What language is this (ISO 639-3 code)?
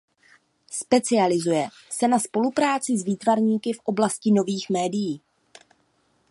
ces